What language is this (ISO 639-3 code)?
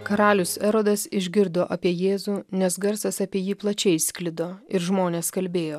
lit